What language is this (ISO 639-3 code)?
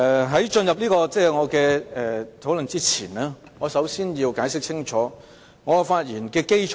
yue